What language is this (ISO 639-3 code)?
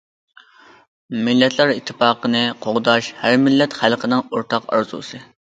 uig